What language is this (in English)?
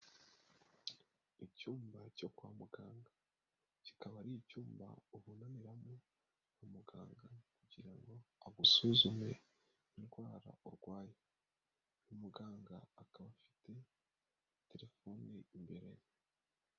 Kinyarwanda